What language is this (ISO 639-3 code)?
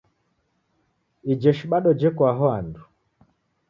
dav